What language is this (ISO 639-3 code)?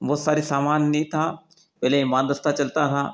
hin